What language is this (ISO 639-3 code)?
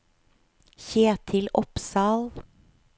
nor